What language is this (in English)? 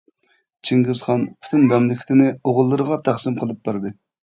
Uyghur